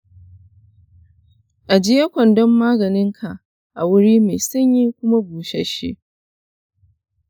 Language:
Hausa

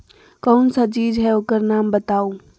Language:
Magahi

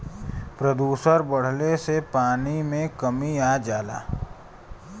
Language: Bhojpuri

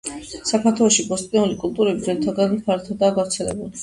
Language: Georgian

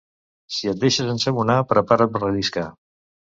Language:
Catalan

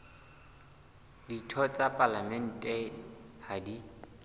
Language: Southern Sotho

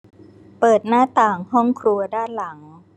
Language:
Thai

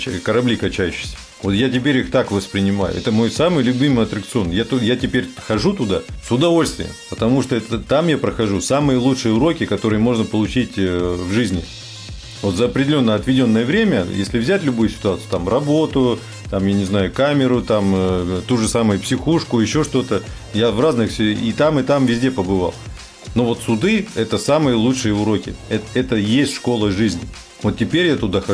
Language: Russian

